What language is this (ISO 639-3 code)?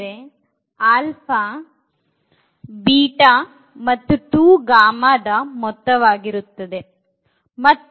kan